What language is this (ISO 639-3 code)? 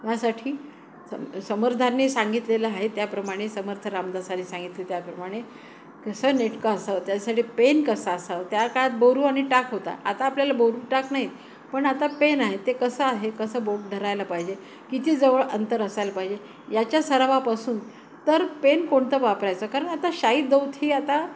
mar